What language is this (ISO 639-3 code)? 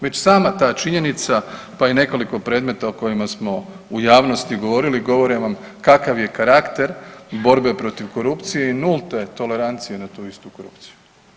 hrv